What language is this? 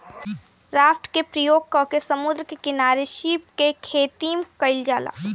Bhojpuri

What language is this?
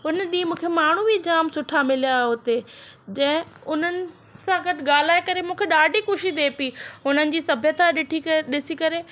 Sindhi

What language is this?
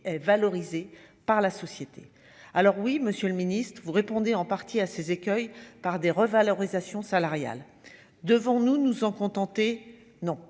French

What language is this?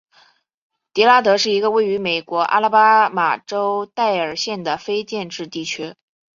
Chinese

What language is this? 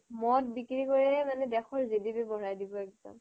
Assamese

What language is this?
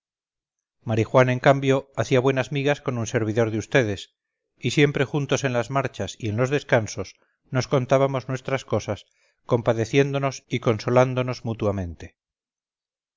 Spanish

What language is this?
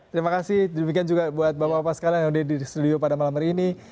Indonesian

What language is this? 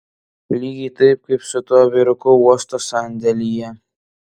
Lithuanian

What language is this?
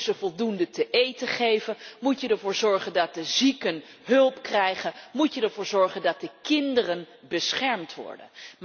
Dutch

